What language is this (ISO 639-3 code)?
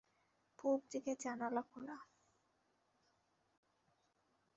ben